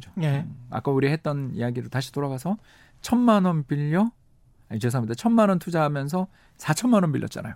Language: Korean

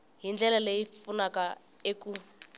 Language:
Tsonga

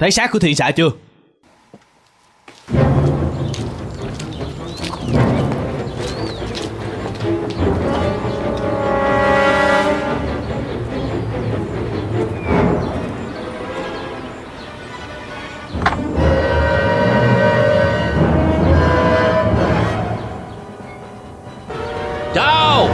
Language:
Vietnamese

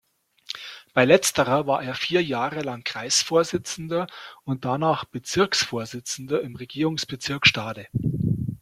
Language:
German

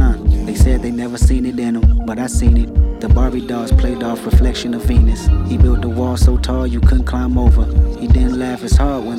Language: Bulgarian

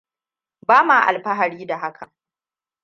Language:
Hausa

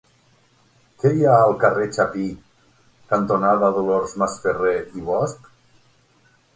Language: Catalan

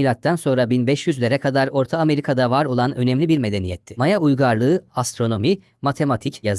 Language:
Turkish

